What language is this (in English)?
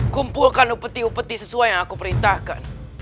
Indonesian